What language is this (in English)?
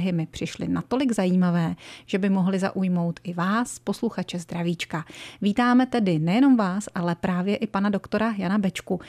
Czech